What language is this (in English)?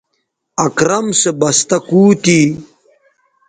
Bateri